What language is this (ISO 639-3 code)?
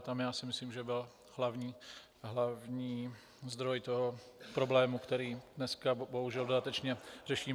ces